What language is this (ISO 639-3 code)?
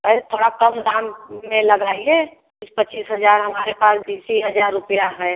hin